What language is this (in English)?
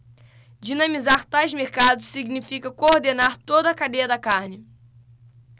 Portuguese